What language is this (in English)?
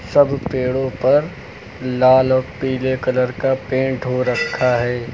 Hindi